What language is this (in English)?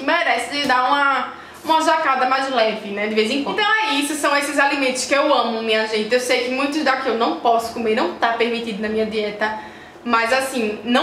Portuguese